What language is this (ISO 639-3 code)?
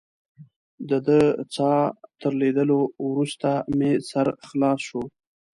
pus